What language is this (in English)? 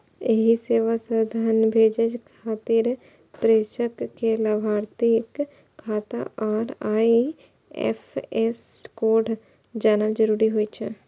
Maithili